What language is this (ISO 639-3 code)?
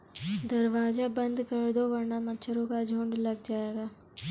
hin